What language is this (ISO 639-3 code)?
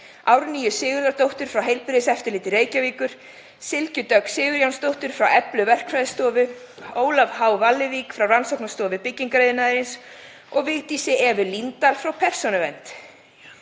isl